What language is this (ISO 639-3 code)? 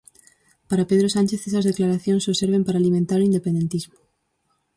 glg